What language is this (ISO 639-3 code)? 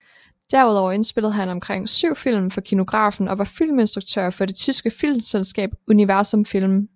dan